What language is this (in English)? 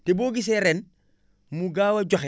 Wolof